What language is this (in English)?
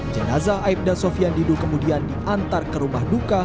Indonesian